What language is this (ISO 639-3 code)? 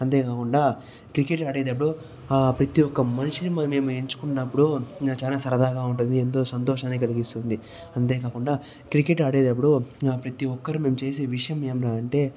tel